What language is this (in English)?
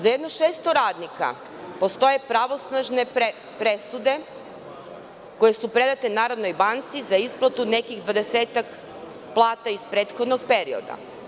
Serbian